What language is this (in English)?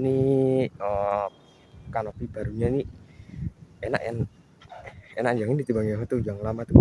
Indonesian